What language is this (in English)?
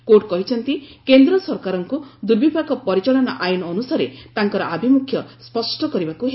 Odia